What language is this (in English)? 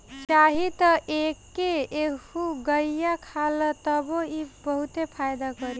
Bhojpuri